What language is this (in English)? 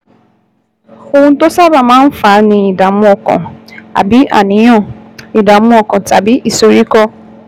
Yoruba